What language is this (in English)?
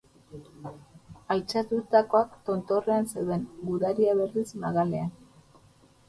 Basque